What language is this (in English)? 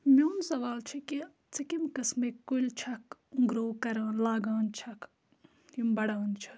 Kashmiri